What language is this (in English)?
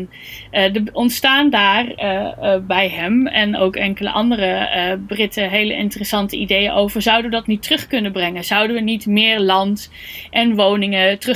Dutch